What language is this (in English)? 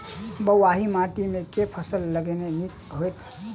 Maithili